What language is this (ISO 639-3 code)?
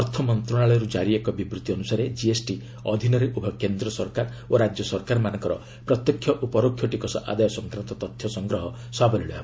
ori